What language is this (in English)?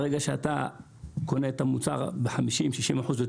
Hebrew